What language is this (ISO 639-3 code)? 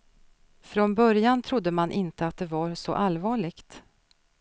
swe